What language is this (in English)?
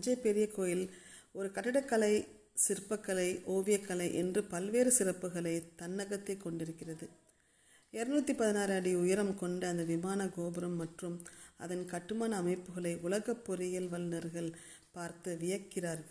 Tamil